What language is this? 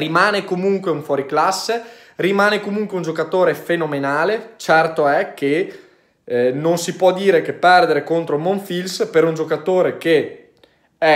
Italian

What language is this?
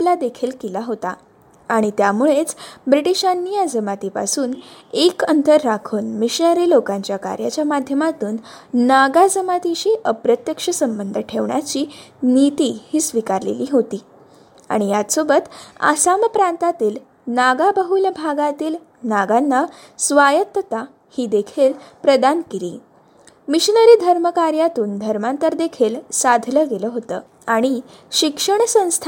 Marathi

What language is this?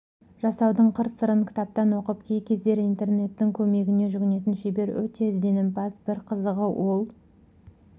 Kazakh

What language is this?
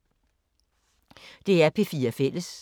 Danish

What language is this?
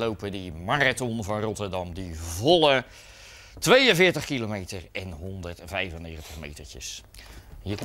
Dutch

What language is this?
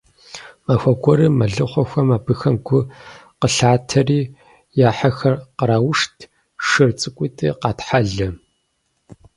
Kabardian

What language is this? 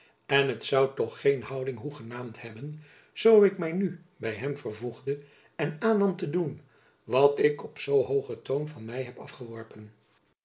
Dutch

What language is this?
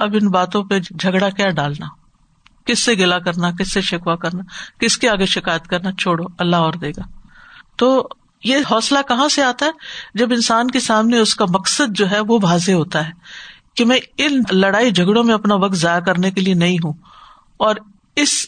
Urdu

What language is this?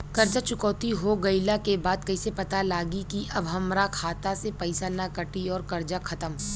Bhojpuri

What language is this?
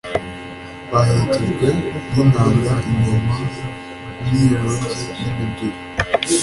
Kinyarwanda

